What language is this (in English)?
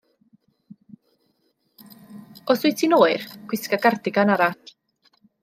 Welsh